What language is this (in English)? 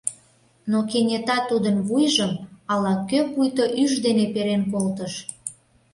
Mari